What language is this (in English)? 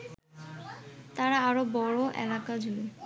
Bangla